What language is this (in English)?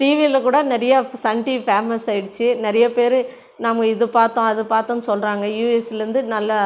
Tamil